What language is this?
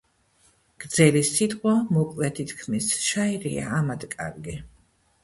Georgian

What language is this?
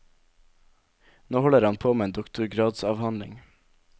Norwegian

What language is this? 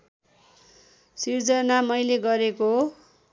Nepali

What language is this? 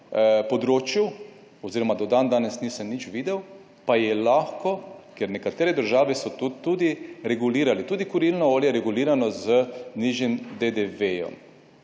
Slovenian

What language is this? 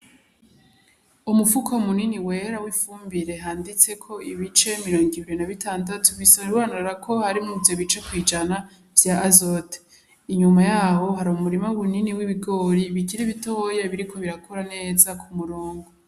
Rundi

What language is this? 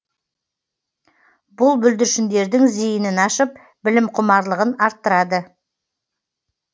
Kazakh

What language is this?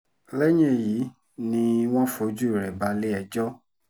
Yoruba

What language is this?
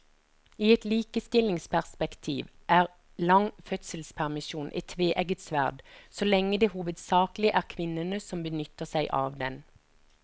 Norwegian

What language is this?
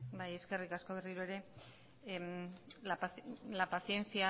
Basque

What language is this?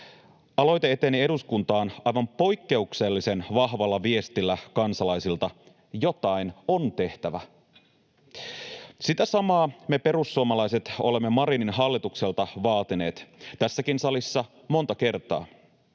Finnish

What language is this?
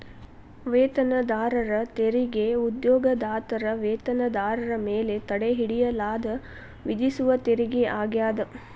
Kannada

